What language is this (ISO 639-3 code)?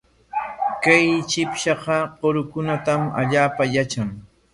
qwa